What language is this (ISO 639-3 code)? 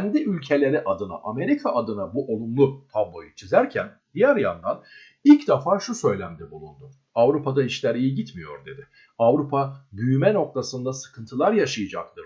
tur